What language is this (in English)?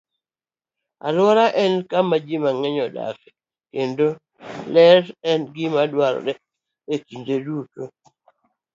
Luo (Kenya and Tanzania)